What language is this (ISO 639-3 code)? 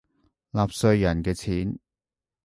yue